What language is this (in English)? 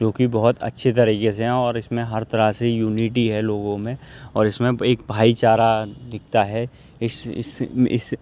Urdu